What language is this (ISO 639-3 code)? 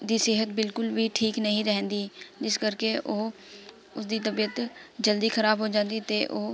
pan